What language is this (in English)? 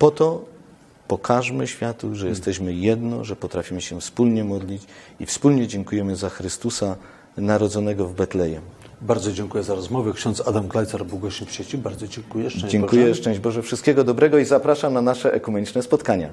Polish